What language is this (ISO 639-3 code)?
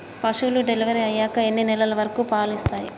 tel